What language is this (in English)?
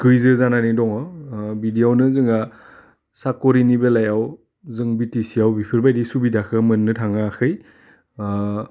Bodo